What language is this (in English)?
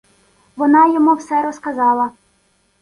Ukrainian